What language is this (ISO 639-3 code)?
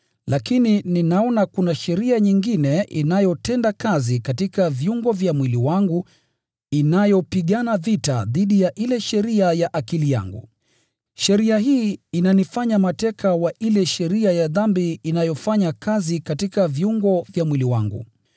swa